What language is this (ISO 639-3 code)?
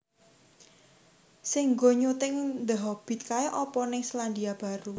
jav